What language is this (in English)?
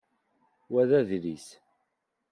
Kabyle